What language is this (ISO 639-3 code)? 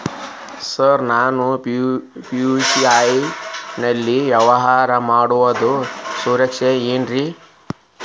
kan